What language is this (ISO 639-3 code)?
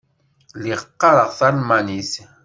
kab